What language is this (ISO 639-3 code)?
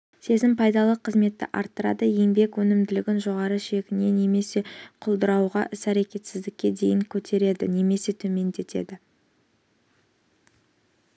kaz